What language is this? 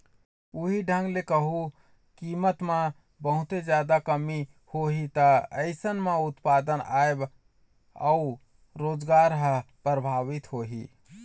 Chhattisgarhi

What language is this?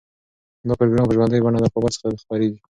Pashto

